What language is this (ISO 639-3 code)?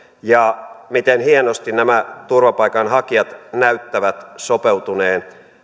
fin